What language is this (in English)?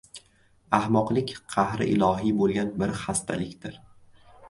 Uzbek